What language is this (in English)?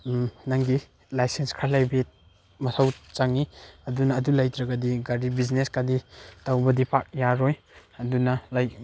Manipuri